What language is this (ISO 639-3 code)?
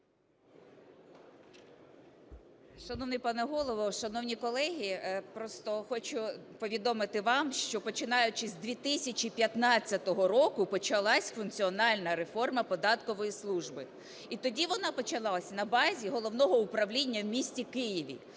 ukr